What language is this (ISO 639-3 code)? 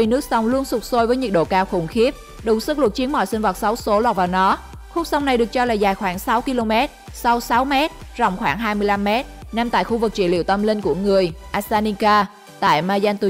vie